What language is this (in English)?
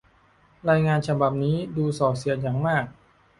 Thai